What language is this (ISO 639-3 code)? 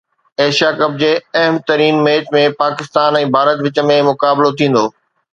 snd